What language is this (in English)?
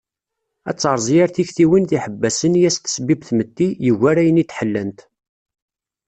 Kabyle